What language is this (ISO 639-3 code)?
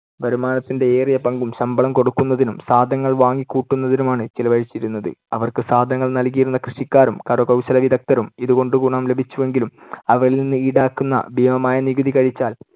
mal